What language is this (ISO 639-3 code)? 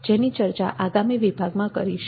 guj